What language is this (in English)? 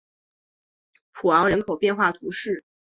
Chinese